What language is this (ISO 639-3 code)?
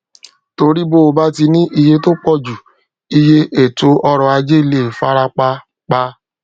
yor